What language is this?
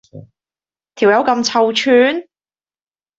Cantonese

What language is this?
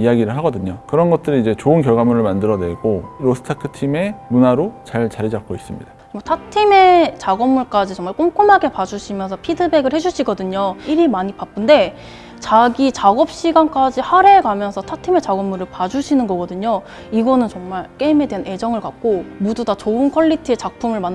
Korean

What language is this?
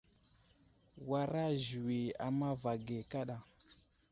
Wuzlam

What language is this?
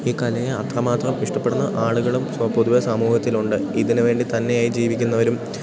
Malayalam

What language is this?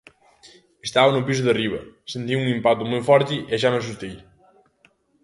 Galician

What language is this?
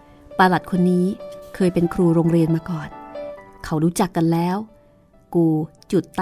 Thai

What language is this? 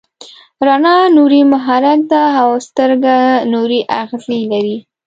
Pashto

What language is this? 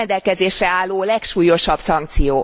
Hungarian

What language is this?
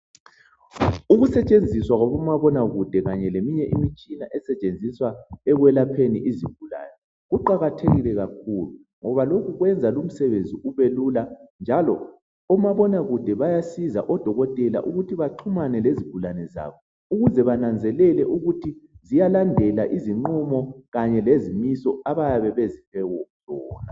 North Ndebele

